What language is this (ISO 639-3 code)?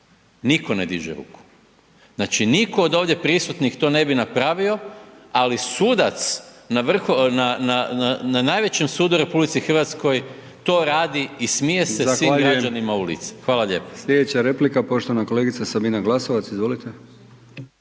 hrv